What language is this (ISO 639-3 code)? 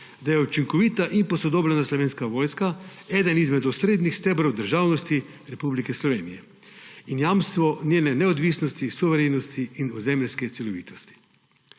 slv